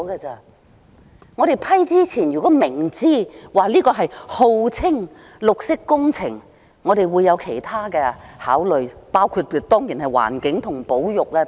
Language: Cantonese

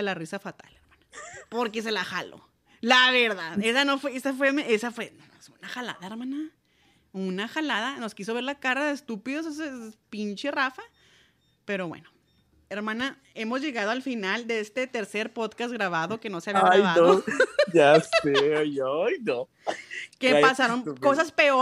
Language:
Spanish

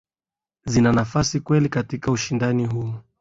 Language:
Swahili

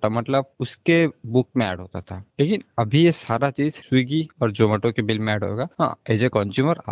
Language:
Hindi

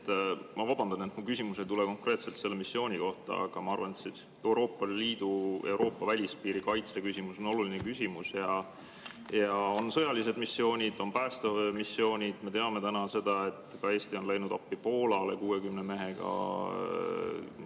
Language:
Estonian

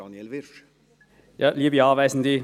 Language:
Swiss German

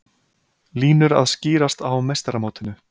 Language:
Icelandic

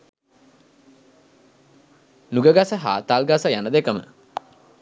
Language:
Sinhala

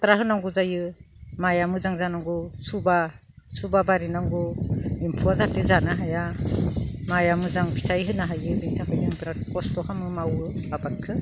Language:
Bodo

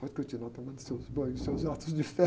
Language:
Portuguese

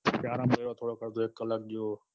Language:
Gujarati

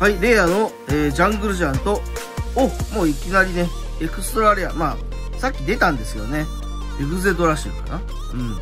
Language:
Japanese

